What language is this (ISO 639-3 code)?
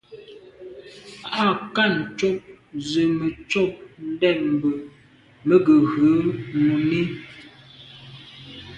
byv